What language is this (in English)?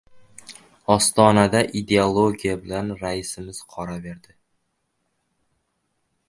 Uzbek